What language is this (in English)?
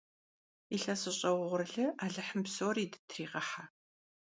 Kabardian